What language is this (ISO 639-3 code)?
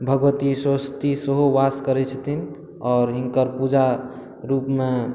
mai